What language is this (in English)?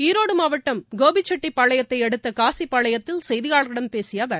Tamil